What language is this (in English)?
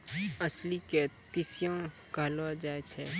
Maithili